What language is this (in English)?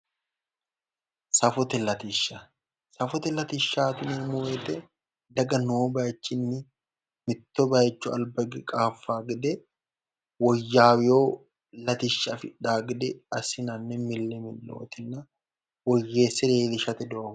Sidamo